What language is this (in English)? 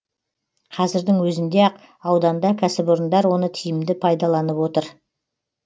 Kazakh